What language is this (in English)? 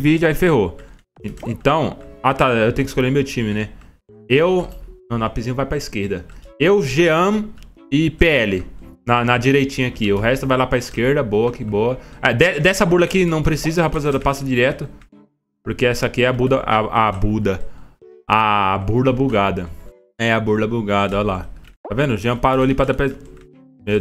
Portuguese